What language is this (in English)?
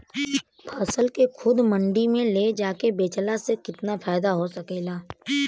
Bhojpuri